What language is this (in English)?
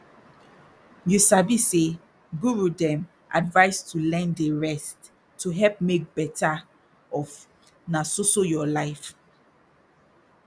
Nigerian Pidgin